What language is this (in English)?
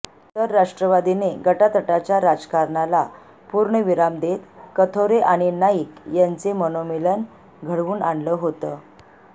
Marathi